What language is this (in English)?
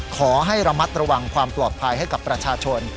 Thai